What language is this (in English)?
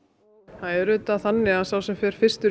Icelandic